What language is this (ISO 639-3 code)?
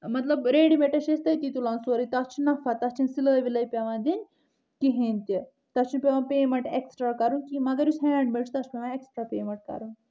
kas